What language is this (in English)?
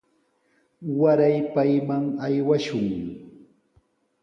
Sihuas Ancash Quechua